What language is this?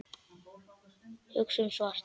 Icelandic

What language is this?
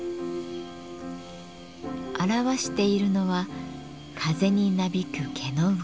Japanese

